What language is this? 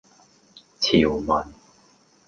Cantonese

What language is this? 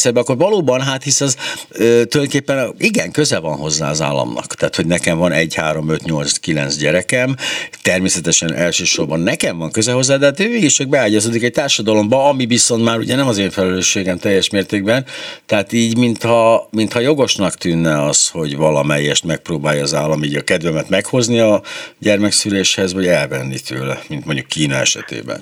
Hungarian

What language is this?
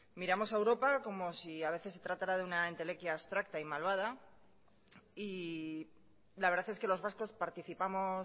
Spanish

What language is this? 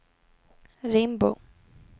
Swedish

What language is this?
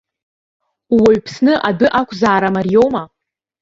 Abkhazian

